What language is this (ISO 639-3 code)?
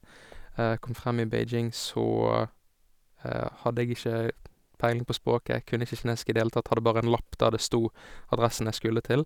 nor